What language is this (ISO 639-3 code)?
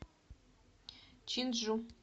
rus